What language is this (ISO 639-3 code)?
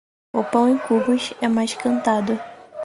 por